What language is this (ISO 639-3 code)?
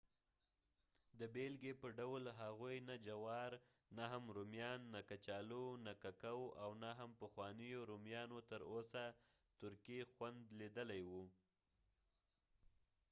pus